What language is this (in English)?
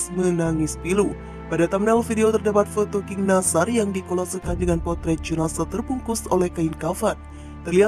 Indonesian